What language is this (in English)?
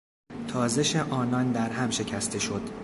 Persian